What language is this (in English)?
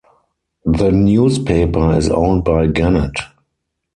English